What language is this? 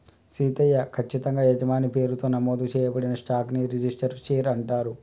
Telugu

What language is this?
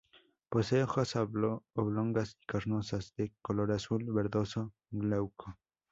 Spanish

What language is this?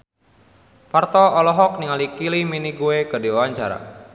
Sundanese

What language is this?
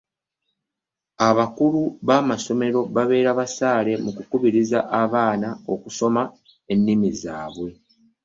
Ganda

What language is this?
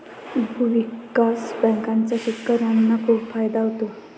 Marathi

